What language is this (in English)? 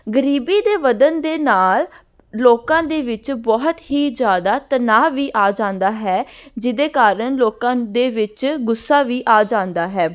Punjabi